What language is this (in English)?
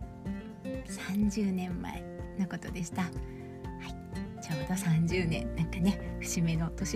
Japanese